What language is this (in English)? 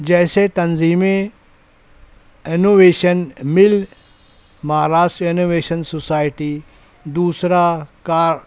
Urdu